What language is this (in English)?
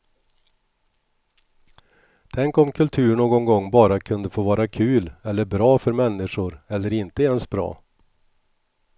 Swedish